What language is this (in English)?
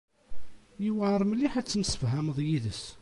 Kabyle